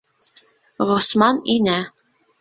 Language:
Bashkir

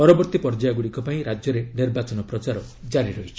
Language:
Odia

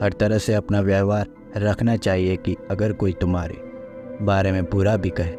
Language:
Hindi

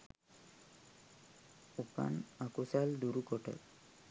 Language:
Sinhala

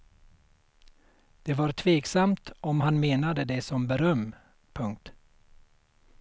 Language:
Swedish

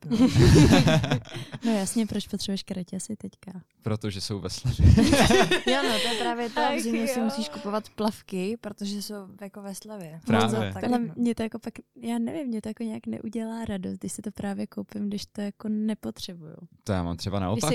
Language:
Czech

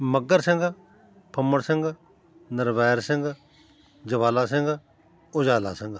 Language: Punjabi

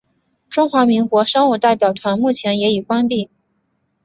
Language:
Chinese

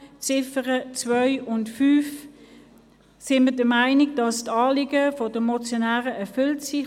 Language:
Swiss German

